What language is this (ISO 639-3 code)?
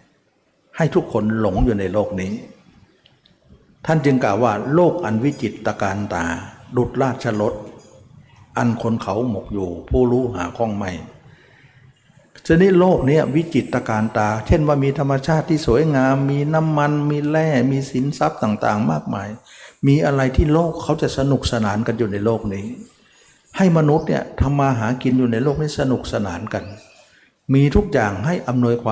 tha